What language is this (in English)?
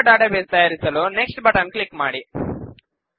Kannada